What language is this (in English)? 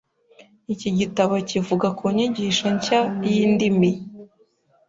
Kinyarwanda